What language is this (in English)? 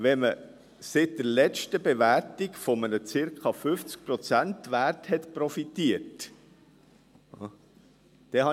Swiss German